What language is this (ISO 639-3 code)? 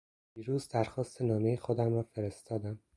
fas